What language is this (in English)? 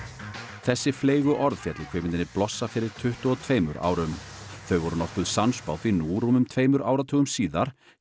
Icelandic